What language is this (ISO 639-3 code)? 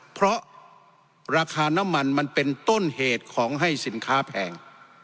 tha